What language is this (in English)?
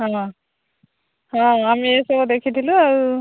Odia